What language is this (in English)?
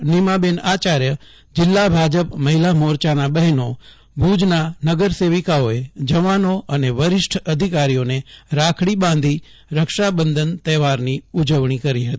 Gujarati